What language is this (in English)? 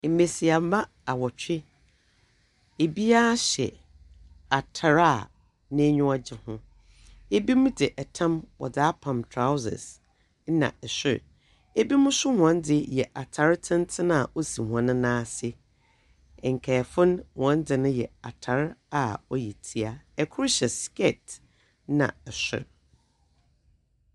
Akan